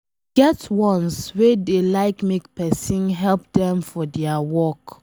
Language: Nigerian Pidgin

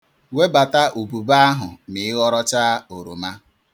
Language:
Igbo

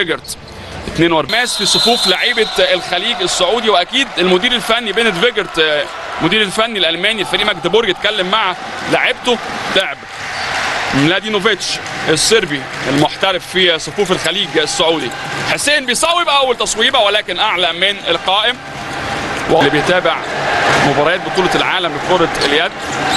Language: Arabic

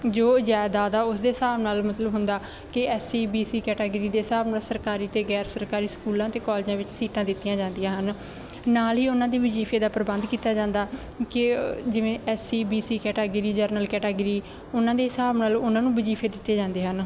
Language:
Punjabi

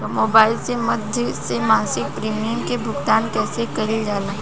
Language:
Bhojpuri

